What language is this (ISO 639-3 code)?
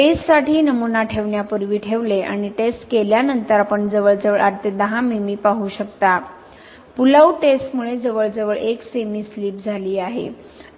mar